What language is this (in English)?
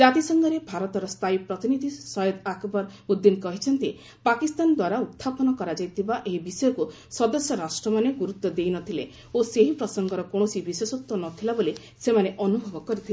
Odia